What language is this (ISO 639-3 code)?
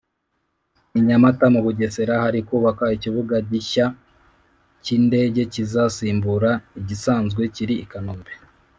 kin